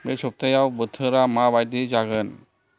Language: Bodo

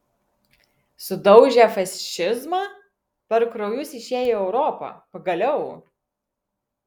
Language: Lithuanian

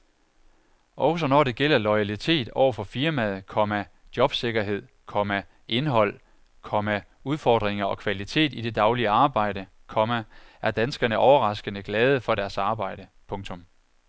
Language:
Danish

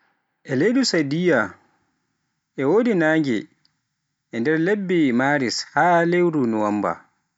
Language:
Pular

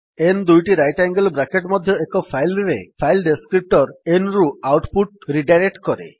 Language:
Odia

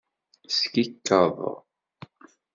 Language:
Kabyle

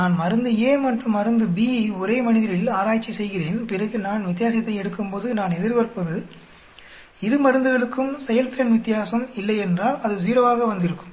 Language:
Tamil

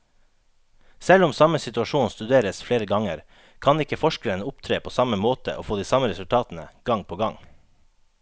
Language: Norwegian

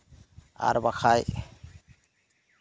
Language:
Santali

